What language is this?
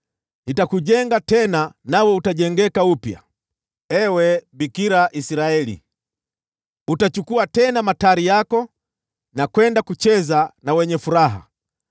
Swahili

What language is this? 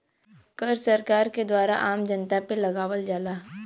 Bhojpuri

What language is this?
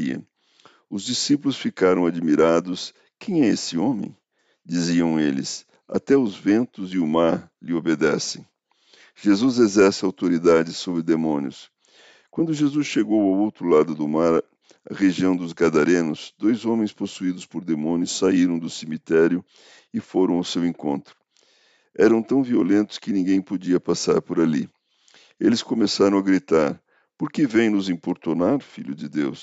Portuguese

